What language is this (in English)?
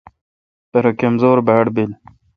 Kalkoti